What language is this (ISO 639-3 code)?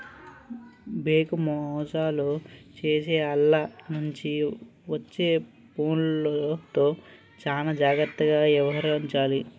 tel